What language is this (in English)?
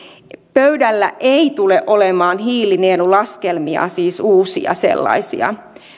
Finnish